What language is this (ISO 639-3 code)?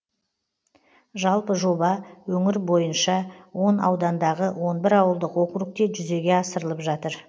kaz